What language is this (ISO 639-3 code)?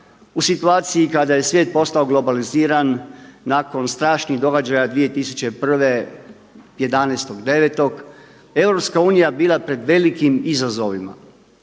hrv